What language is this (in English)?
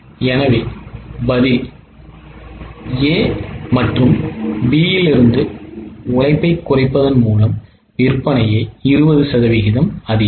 Tamil